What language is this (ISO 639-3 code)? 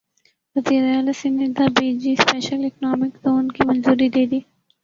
urd